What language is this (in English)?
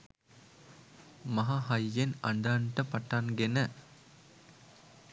Sinhala